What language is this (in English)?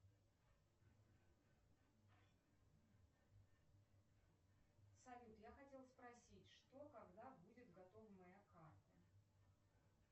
Russian